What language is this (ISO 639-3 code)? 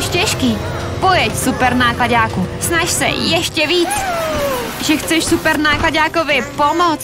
ces